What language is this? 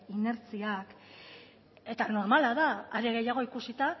Basque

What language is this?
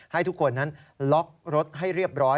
Thai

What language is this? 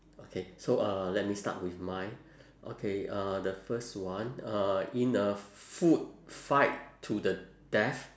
English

